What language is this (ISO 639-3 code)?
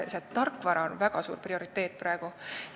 est